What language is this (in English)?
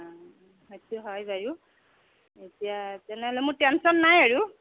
Assamese